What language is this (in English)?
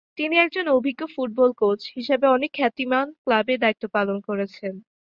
Bangla